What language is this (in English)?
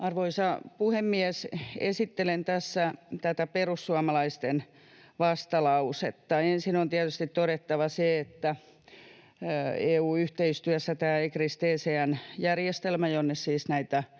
Finnish